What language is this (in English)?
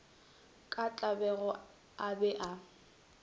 Northern Sotho